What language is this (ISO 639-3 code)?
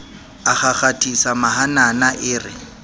sot